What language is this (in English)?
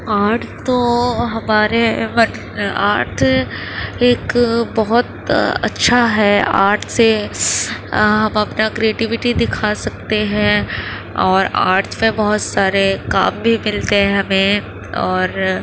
Urdu